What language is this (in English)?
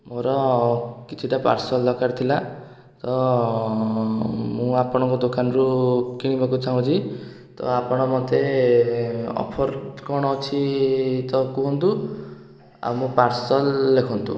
Odia